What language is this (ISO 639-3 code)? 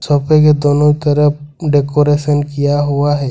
hin